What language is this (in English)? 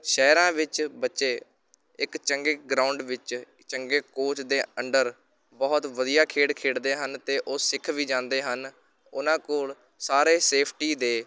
Punjabi